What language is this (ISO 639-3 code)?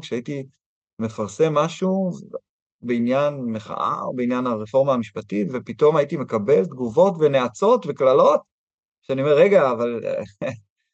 heb